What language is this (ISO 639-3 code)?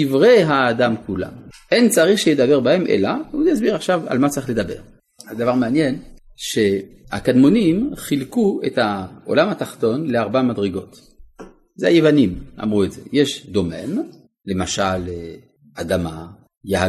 heb